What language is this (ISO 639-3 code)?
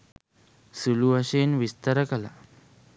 sin